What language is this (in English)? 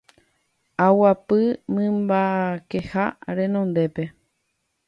Guarani